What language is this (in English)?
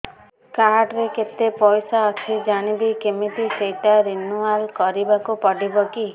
Odia